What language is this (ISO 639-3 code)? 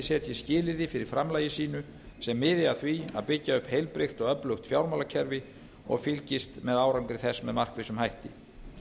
isl